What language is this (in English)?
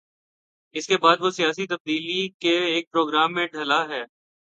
Urdu